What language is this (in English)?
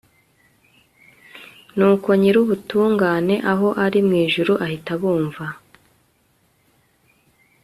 Kinyarwanda